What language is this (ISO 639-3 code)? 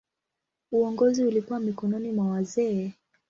swa